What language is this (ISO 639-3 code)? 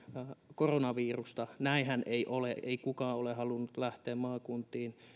fin